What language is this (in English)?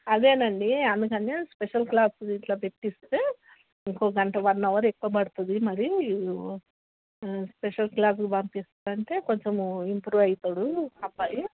Telugu